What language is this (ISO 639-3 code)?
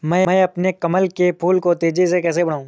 hin